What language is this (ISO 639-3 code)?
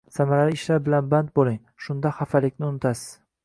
uzb